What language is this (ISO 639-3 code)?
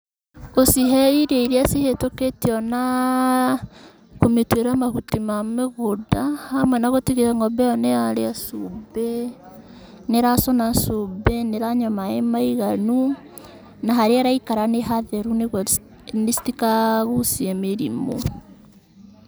kik